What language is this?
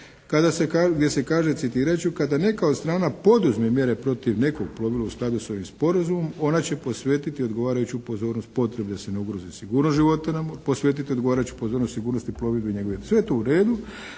Croatian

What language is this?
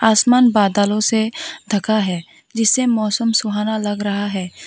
Hindi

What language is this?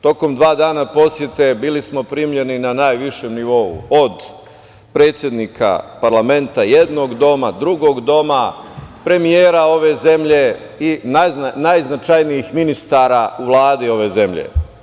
Serbian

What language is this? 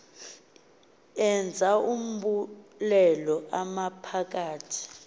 Xhosa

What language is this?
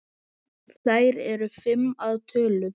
Icelandic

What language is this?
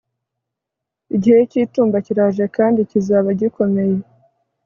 Kinyarwanda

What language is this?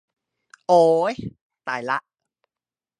Thai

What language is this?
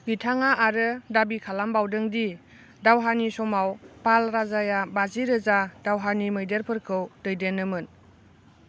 Bodo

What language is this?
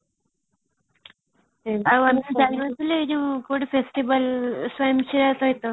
Odia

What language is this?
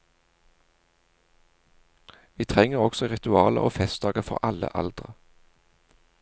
Norwegian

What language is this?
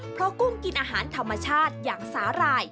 Thai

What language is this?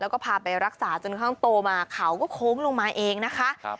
Thai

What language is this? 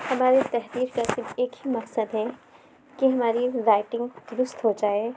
Urdu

